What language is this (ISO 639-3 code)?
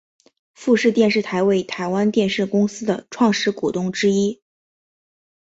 zho